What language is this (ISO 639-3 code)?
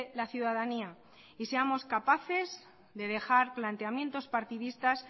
spa